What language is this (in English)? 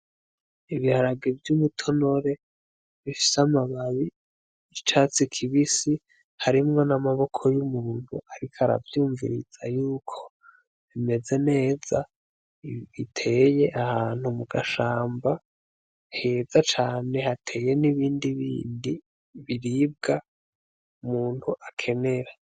Rundi